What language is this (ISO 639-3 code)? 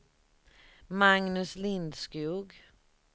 swe